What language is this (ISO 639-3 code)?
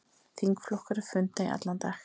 isl